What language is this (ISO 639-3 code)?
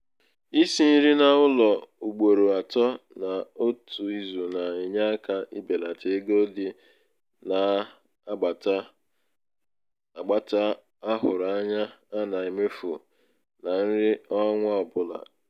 ibo